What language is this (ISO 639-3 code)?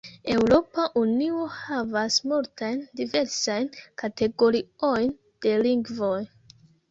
epo